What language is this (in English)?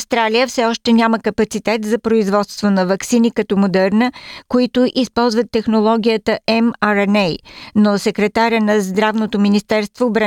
Bulgarian